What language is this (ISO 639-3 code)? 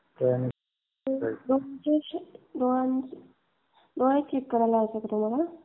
mar